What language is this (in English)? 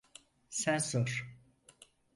Turkish